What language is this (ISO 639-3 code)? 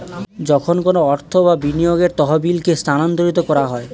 ben